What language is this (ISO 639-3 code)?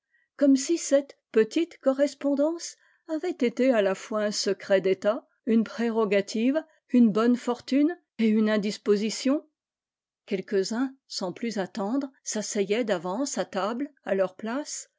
fra